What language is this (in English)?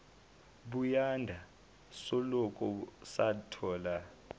Zulu